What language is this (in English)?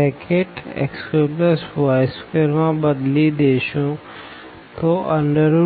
Gujarati